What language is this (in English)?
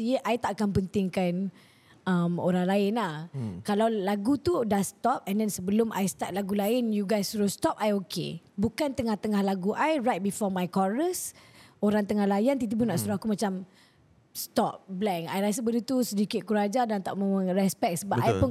Malay